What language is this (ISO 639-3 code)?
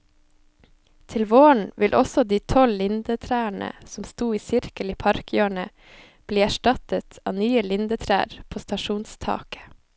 nor